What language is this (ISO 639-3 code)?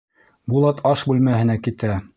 bak